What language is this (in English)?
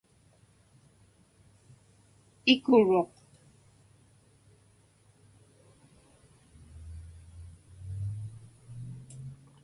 Inupiaq